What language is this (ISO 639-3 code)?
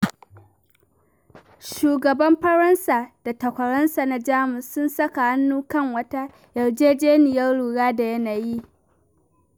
hau